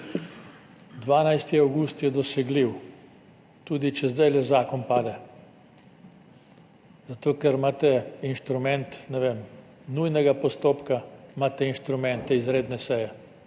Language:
Slovenian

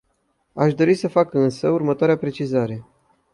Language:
Romanian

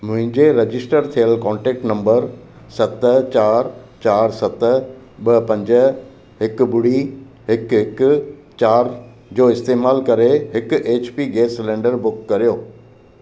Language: Sindhi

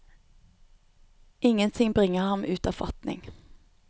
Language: Norwegian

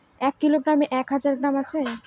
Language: Bangla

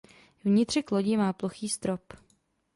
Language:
Czech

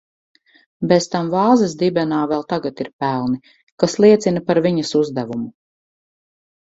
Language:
Latvian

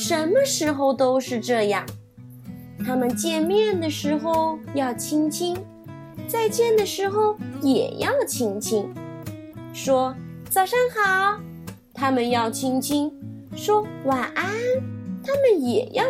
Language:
Chinese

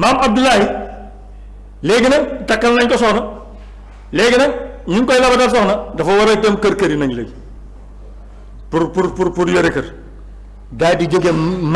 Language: Turkish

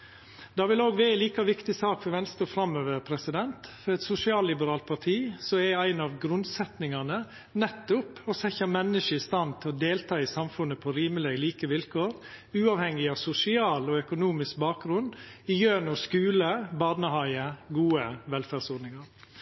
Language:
Norwegian Nynorsk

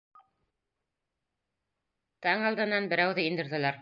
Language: Bashkir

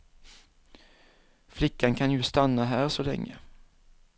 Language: Swedish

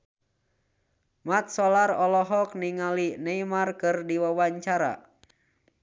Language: Sundanese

